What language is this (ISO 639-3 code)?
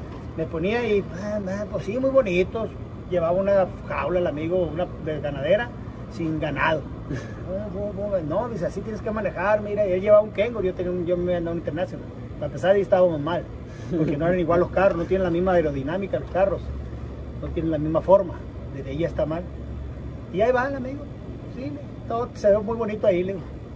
spa